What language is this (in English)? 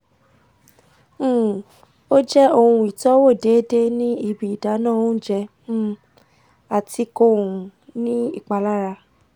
Yoruba